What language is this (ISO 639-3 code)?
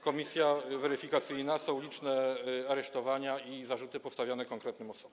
pol